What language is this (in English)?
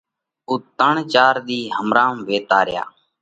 Parkari Koli